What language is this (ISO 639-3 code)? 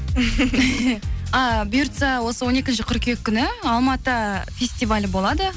kaz